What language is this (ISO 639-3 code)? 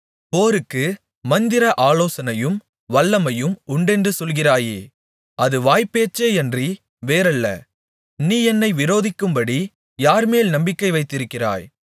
tam